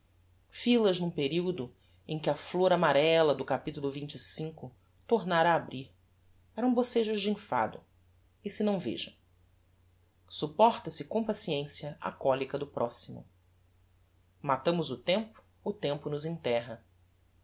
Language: Portuguese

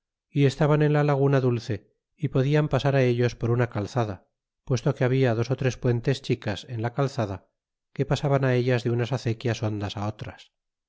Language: Spanish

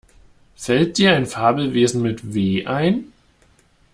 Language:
German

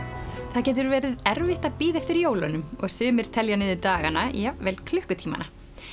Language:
Icelandic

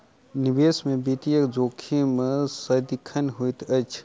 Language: Maithili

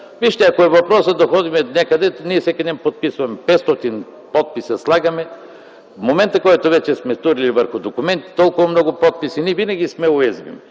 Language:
Bulgarian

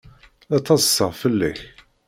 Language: Kabyle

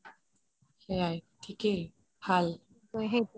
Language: Assamese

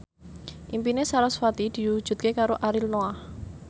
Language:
Javanese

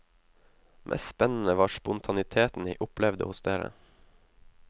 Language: Norwegian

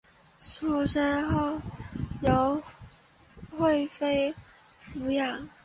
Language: Chinese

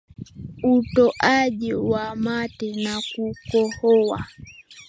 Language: Swahili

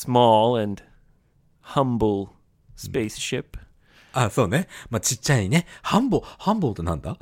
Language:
Japanese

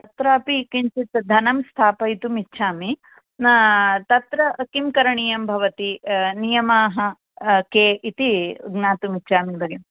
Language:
Sanskrit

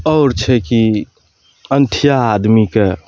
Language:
Maithili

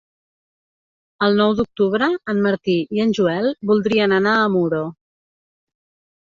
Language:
Catalan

